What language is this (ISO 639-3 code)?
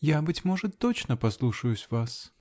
rus